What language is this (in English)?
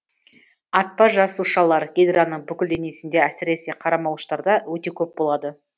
Kazakh